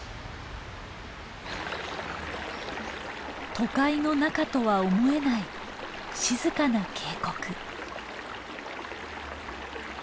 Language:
Japanese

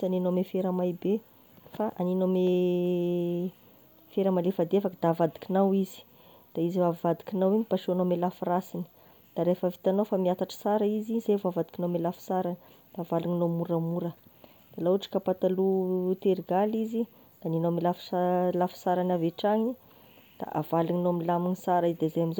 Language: Tesaka Malagasy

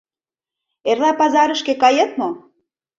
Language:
Mari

